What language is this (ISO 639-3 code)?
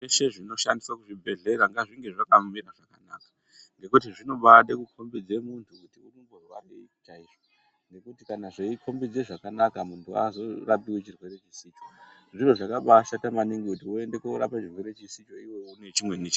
ndc